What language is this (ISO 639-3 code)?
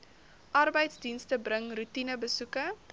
afr